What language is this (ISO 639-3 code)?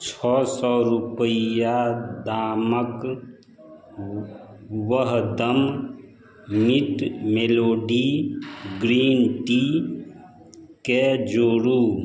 mai